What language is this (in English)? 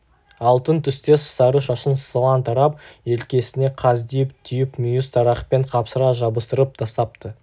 Kazakh